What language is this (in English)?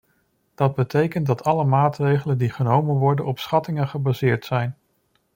Dutch